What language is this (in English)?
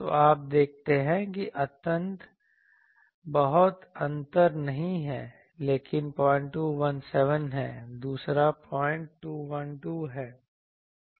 Hindi